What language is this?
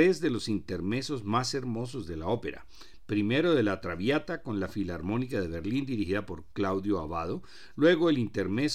Spanish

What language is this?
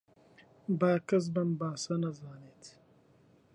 Central Kurdish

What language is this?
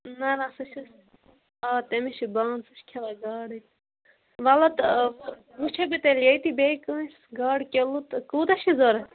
Kashmiri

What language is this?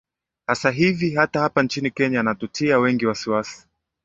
Swahili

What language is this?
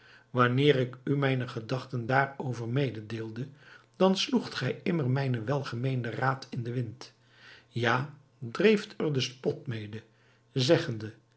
Dutch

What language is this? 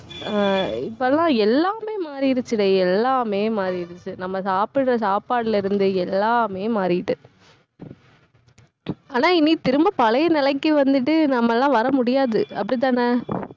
Tamil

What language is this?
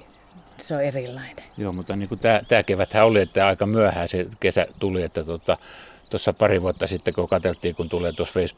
Finnish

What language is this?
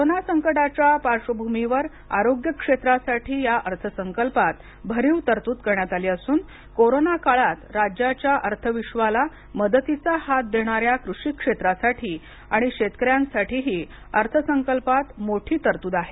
Marathi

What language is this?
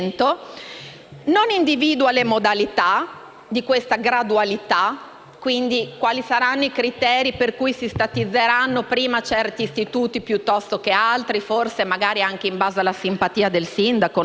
Italian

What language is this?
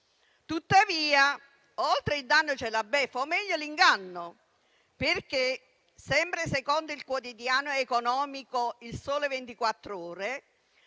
Italian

